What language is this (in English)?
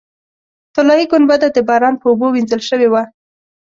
Pashto